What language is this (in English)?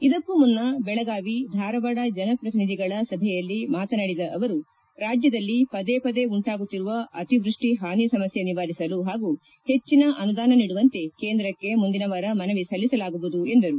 Kannada